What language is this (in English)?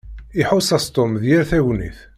Kabyle